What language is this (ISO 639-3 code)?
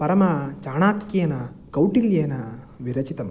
san